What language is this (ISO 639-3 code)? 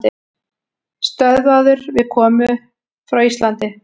isl